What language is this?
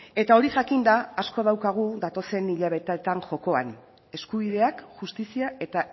Basque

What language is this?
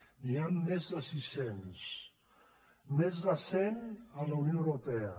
Catalan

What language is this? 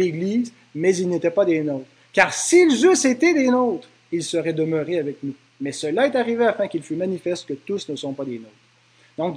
French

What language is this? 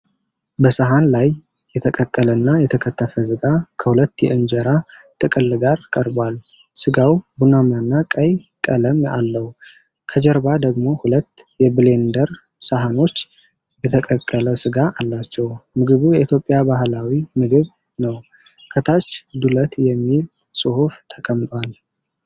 Amharic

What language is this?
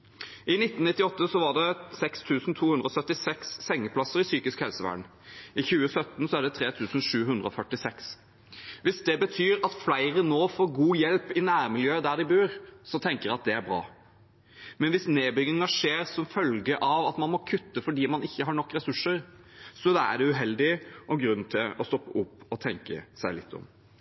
Norwegian Bokmål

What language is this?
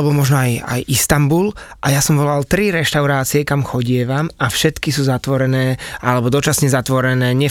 Slovak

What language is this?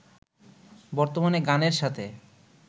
Bangla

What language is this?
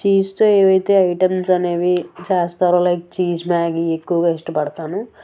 Telugu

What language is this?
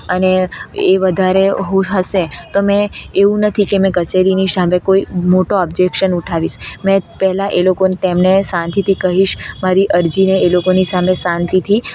Gujarati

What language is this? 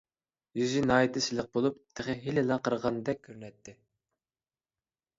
Uyghur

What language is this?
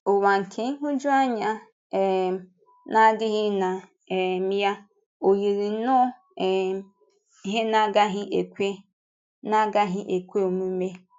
Igbo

